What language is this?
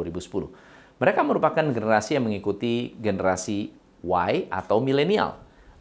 Indonesian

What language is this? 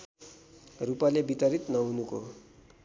Nepali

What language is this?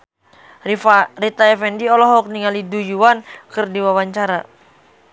Sundanese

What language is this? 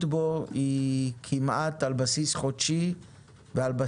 Hebrew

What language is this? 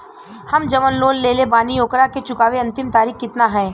Bhojpuri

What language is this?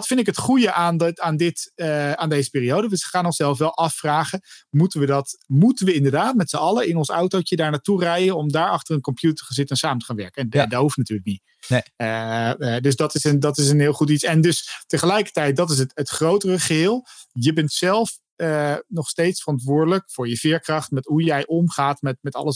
Dutch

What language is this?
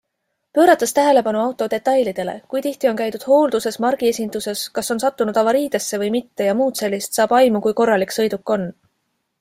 Estonian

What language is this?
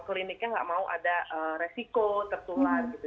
Indonesian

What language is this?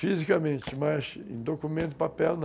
Portuguese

